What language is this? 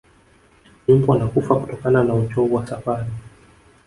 Swahili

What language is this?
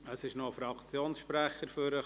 Swiss German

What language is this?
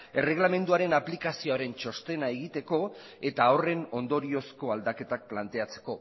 Basque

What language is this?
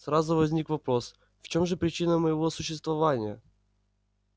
Russian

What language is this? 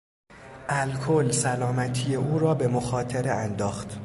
Persian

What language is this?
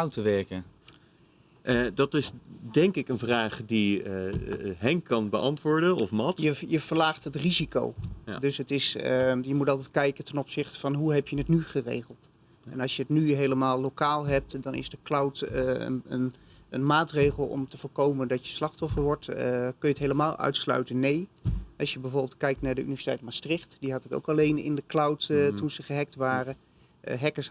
Dutch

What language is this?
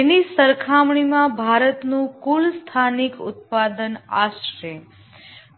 Gujarati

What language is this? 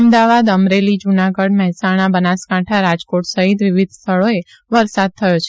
Gujarati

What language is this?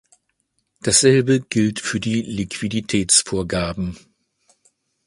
German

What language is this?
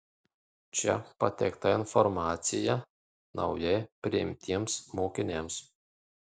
Lithuanian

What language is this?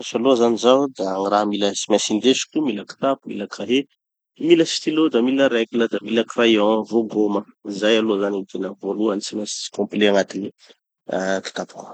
Tanosy Malagasy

